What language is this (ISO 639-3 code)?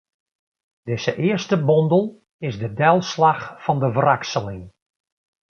fry